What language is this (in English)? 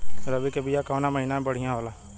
Bhojpuri